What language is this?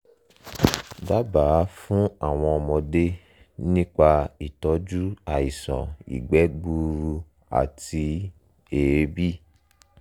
Yoruba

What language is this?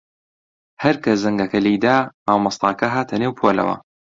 Central Kurdish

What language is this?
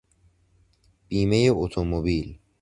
Persian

